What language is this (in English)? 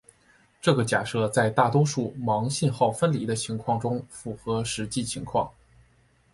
Chinese